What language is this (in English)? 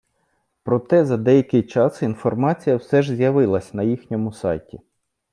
Ukrainian